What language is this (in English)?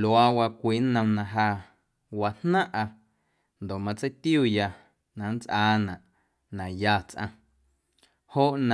Guerrero Amuzgo